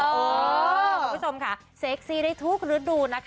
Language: Thai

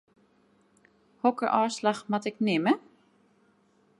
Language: Western Frisian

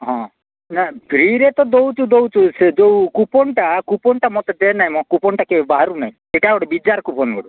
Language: Odia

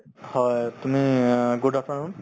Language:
Assamese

